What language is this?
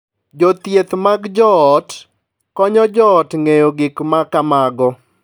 Luo (Kenya and Tanzania)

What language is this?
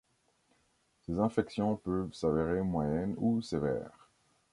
French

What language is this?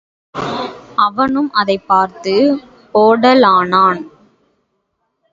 Tamil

